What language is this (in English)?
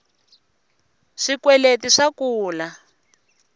Tsonga